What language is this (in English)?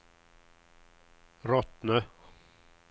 Swedish